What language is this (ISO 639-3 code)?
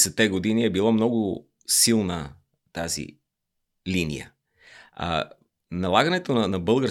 bul